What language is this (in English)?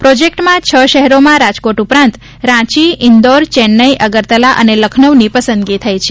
Gujarati